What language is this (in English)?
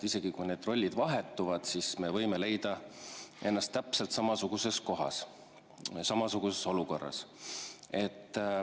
Estonian